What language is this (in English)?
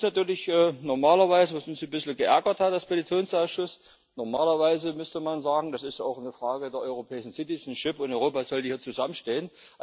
German